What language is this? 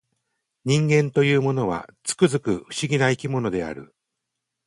Japanese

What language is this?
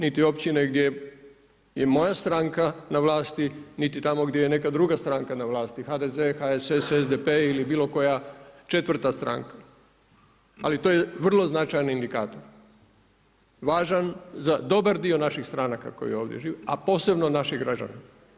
Croatian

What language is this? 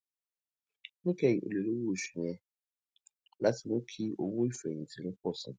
Yoruba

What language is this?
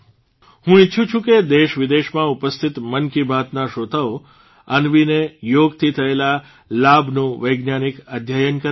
Gujarati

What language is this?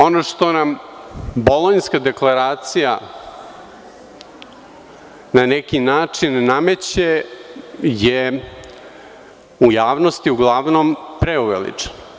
Serbian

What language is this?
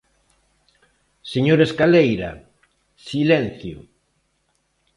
Galician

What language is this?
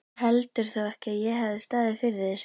Icelandic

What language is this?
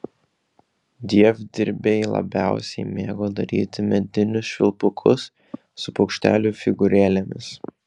Lithuanian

